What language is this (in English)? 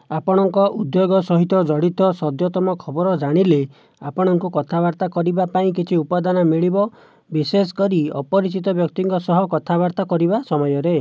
Odia